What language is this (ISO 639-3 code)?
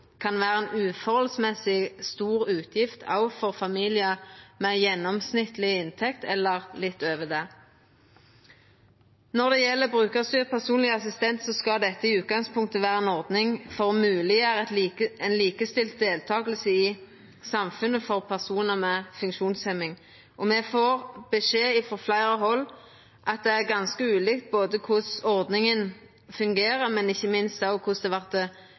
nno